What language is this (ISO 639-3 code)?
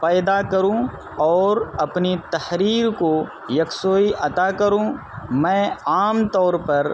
urd